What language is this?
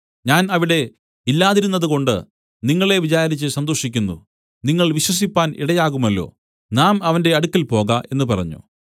Malayalam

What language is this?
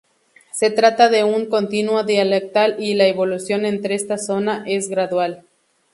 Spanish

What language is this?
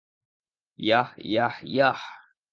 Bangla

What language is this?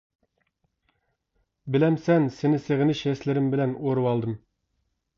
Uyghur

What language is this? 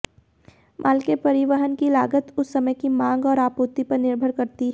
Hindi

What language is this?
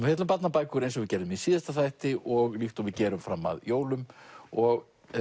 Icelandic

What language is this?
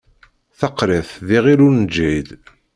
Kabyle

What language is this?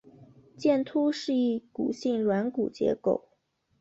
Chinese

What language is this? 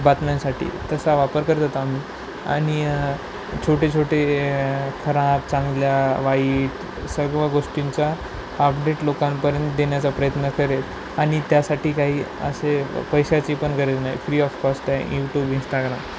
Marathi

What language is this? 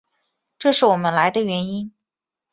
Chinese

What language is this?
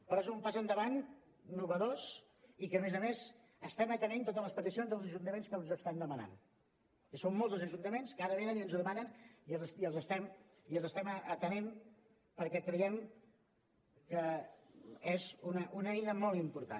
Catalan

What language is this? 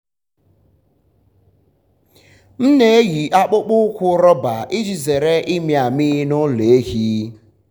Igbo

